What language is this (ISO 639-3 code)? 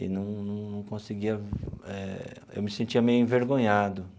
por